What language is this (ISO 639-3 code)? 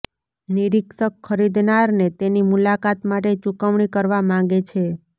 guj